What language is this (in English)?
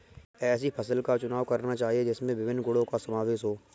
Hindi